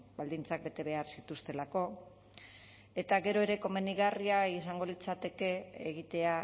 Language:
Basque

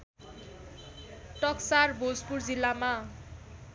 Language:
Nepali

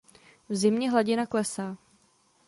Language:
Czech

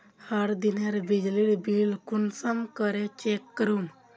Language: Magahi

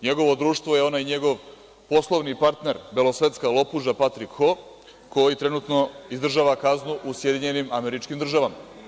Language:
Serbian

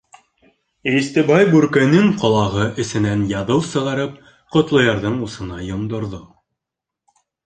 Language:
Bashkir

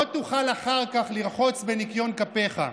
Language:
Hebrew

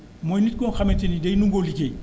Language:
Wolof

